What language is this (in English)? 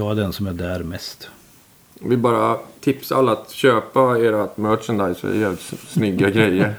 Swedish